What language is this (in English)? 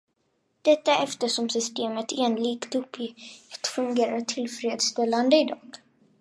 Swedish